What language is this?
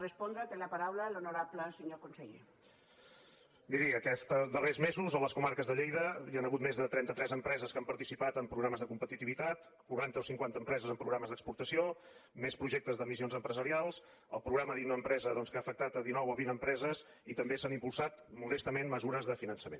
Catalan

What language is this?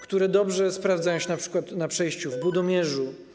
Polish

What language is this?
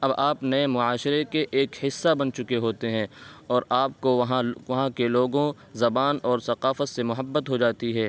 Urdu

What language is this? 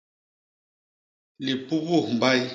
Basaa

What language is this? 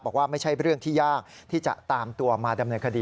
Thai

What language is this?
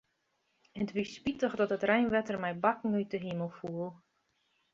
Western Frisian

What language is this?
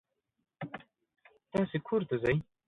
Pashto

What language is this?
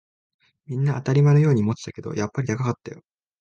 Japanese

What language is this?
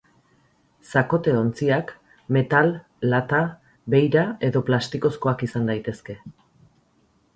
Basque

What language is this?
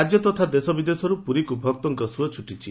Odia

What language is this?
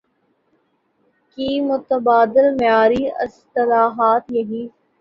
Urdu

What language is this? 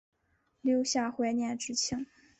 Chinese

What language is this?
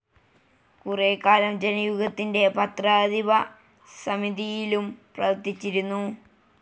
Malayalam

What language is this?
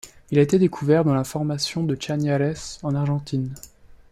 French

